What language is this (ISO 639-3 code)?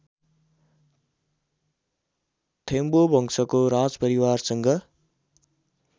nep